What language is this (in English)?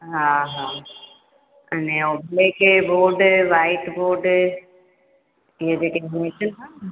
Sindhi